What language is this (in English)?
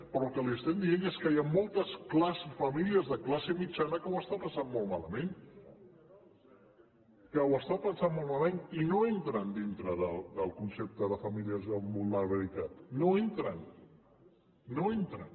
Catalan